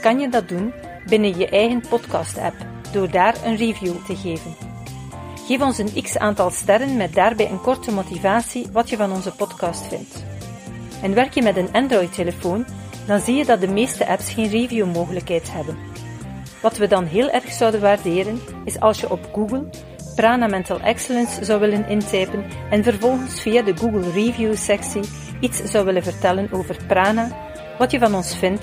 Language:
Dutch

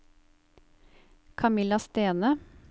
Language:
Norwegian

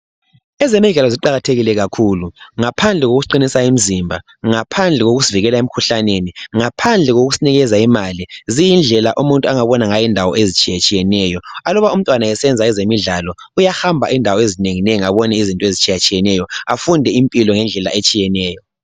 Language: North Ndebele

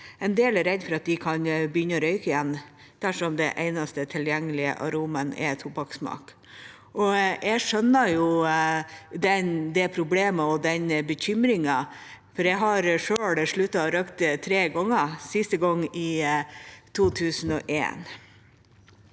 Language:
Norwegian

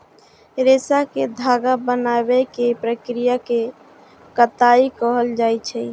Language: Maithili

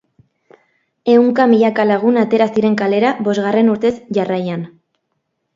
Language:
Basque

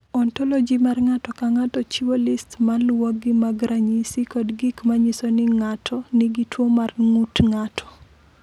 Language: Luo (Kenya and Tanzania)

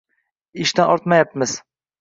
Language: Uzbek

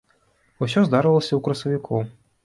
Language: Belarusian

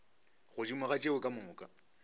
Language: Northern Sotho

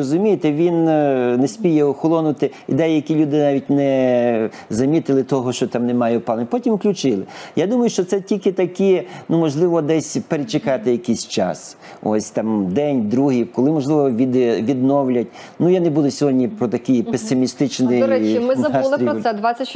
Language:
Ukrainian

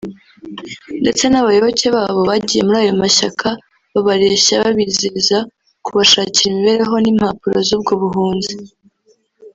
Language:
Kinyarwanda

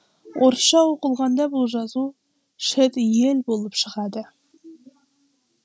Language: Kazakh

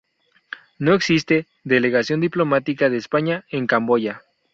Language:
Spanish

